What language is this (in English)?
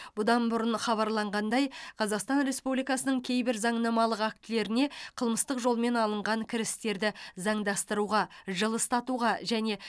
Kazakh